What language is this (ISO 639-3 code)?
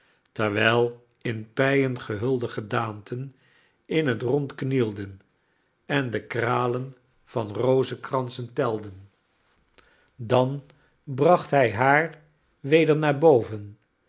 nld